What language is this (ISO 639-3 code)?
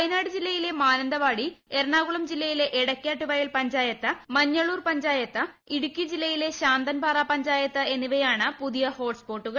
mal